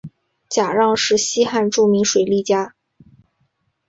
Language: Chinese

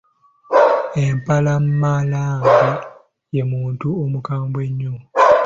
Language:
Ganda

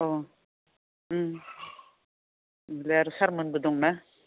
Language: Bodo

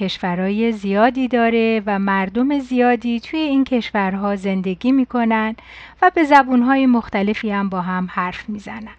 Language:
Persian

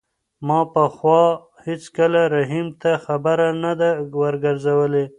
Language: Pashto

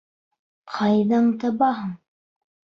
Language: Bashkir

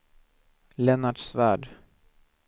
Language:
Swedish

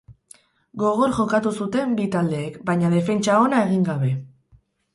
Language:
Basque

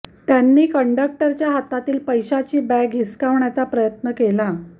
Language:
Marathi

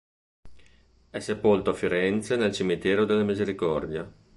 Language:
Italian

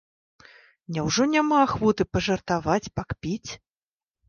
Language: Belarusian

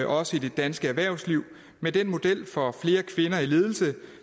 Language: Danish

